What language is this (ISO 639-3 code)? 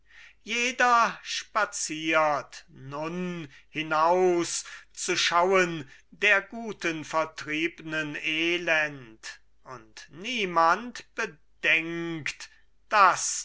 deu